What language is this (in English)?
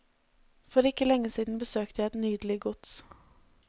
Norwegian